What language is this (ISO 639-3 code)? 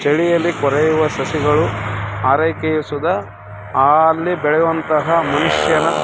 kan